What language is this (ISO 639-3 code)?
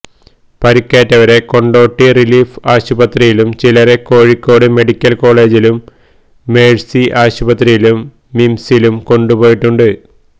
mal